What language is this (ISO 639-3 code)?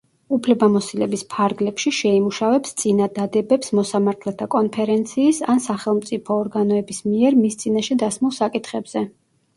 kat